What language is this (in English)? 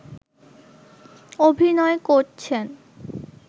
Bangla